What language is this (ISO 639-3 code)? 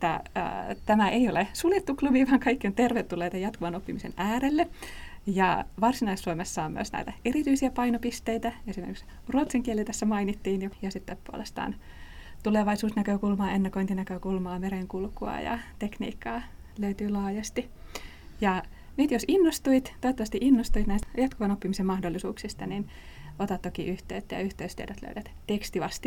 fin